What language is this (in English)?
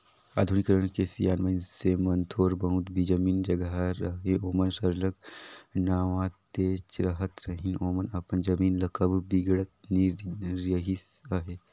Chhattisgarhi